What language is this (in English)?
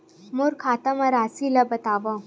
Chhattisgarhi